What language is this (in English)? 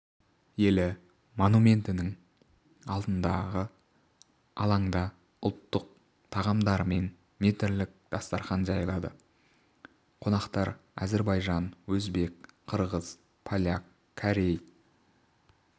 Kazakh